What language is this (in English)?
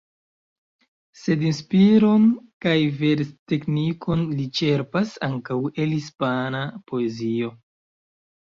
Esperanto